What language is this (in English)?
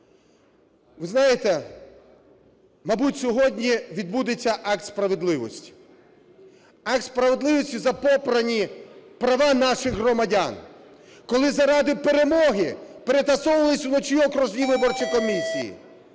Ukrainian